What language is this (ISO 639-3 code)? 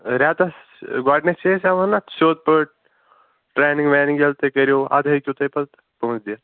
kas